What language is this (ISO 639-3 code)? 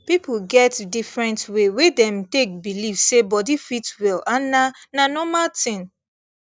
pcm